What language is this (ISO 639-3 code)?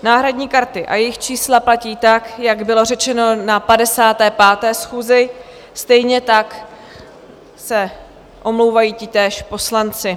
ces